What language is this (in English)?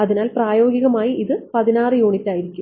Malayalam